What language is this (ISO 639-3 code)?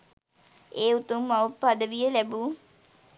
sin